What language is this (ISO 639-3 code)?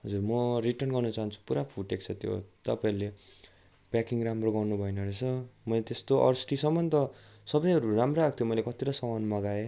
nep